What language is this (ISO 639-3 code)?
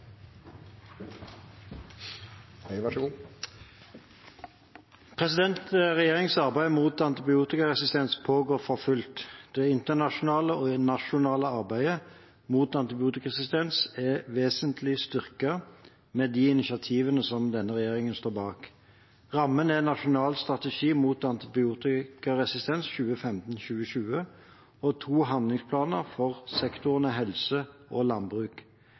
nor